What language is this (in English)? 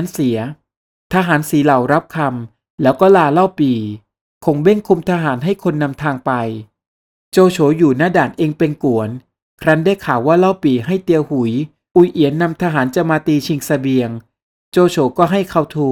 Thai